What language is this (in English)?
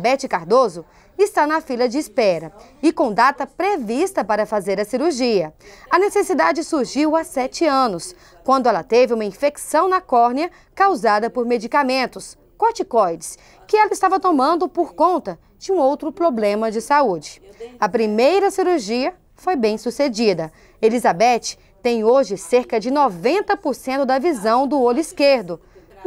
Portuguese